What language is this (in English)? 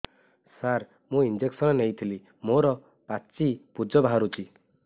Odia